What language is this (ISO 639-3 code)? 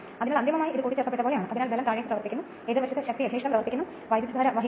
mal